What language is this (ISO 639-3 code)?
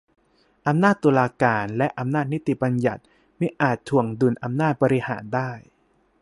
tha